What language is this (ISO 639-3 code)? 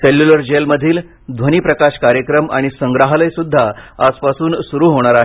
mar